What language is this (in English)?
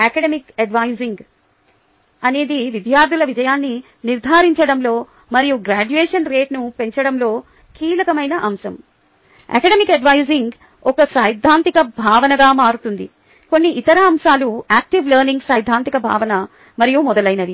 Telugu